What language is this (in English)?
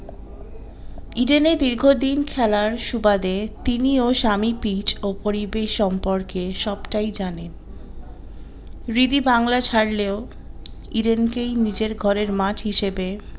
Bangla